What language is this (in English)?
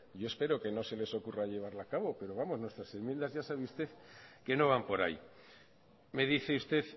Spanish